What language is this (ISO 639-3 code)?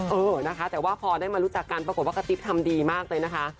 tha